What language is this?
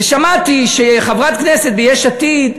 Hebrew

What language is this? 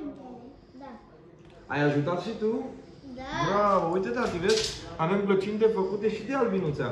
Romanian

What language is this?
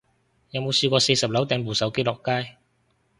Cantonese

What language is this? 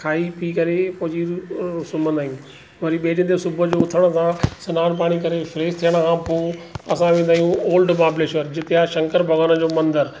Sindhi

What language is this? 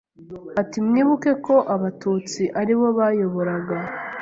Kinyarwanda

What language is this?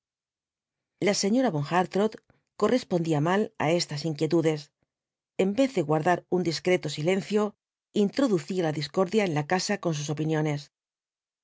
Spanish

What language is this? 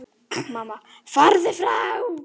Icelandic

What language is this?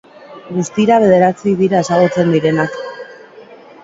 Basque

